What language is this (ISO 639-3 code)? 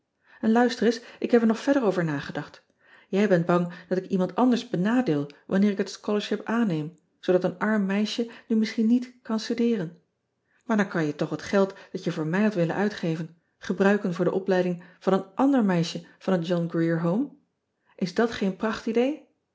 nld